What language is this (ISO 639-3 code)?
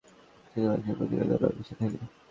ben